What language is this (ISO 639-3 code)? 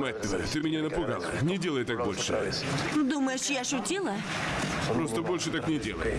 rus